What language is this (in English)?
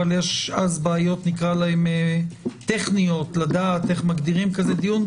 Hebrew